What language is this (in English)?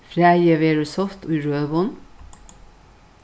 Faroese